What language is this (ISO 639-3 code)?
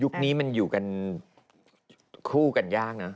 tha